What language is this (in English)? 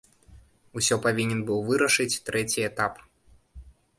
Belarusian